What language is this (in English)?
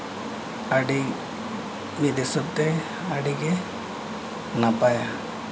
Santali